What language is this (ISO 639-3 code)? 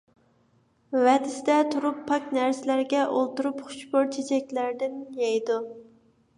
uig